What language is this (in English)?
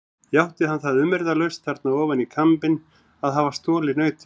Icelandic